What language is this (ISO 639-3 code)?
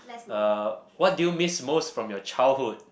eng